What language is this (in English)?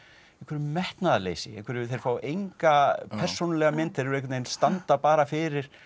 Icelandic